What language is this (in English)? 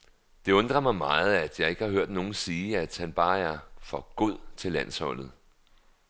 Danish